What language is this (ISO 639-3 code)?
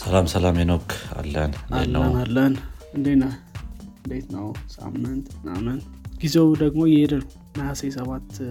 amh